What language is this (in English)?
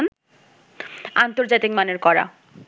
Bangla